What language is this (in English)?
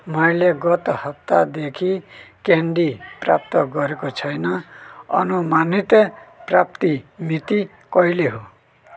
Nepali